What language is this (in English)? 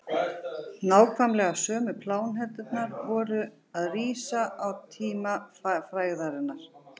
Icelandic